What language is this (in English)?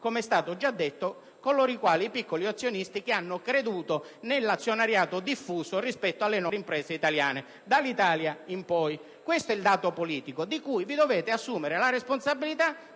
Italian